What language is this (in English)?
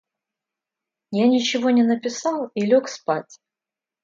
Russian